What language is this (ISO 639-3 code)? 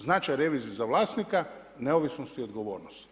hrv